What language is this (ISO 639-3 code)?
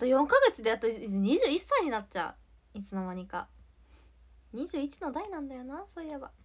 jpn